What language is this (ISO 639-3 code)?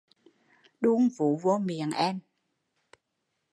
vie